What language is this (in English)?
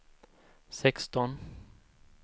Swedish